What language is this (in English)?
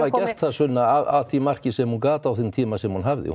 Icelandic